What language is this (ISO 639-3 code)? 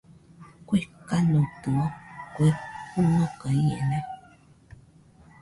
hux